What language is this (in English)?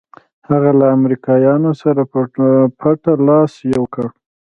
Pashto